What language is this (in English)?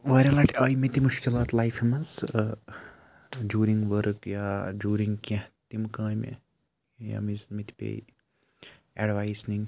Kashmiri